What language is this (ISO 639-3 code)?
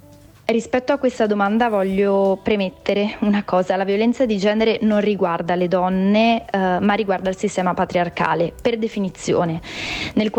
ita